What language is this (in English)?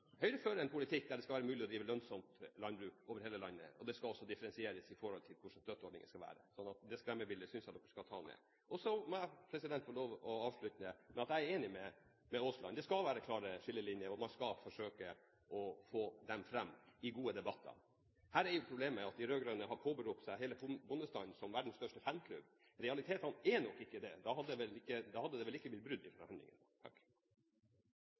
Norwegian Bokmål